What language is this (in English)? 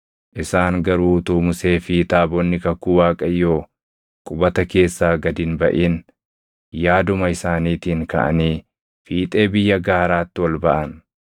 Oromo